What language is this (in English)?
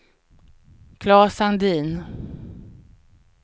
Swedish